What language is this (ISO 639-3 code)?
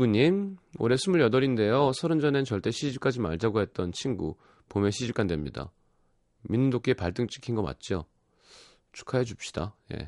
kor